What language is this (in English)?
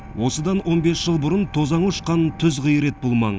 Kazakh